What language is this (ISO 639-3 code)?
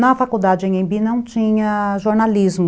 por